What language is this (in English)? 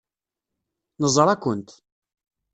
Kabyle